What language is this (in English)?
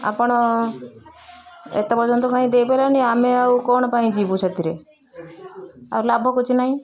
Odia